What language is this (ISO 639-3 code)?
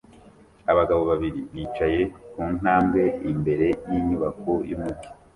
kin